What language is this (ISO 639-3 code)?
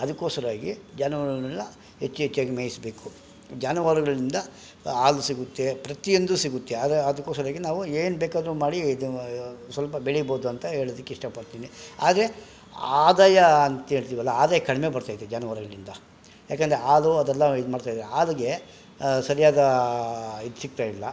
kan